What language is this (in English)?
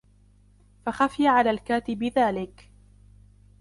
Arabic